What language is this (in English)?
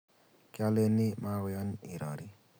Kalenjin